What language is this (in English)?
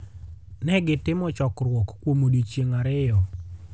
Luo (Kenya and Tanzania)